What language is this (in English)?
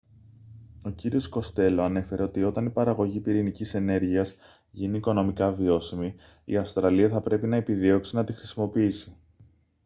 Greek